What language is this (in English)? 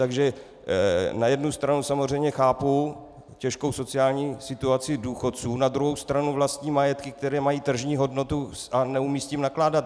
Czech